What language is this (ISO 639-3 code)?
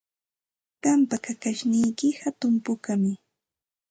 qxt